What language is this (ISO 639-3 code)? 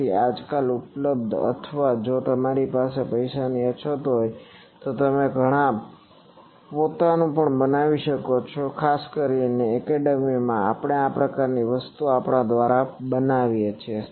guj